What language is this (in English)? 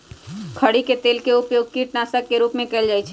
Magahi